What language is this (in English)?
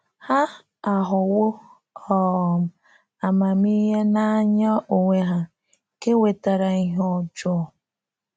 Igbo